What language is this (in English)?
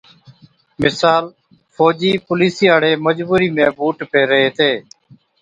Od